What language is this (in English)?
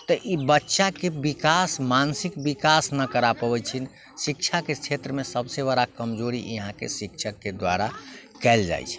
Maithili